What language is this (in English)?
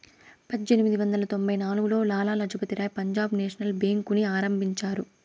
Telugu